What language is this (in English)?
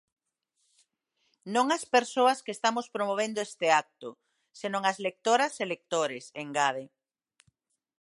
Galician